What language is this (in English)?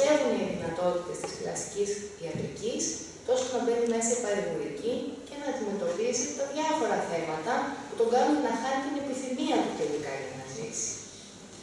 Greek